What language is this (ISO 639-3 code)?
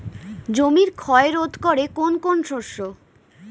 ben